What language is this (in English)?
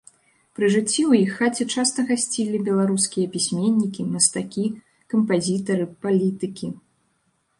Belarusian